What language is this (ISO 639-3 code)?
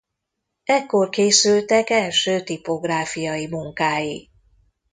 hun